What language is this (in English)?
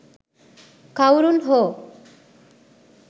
Sinhala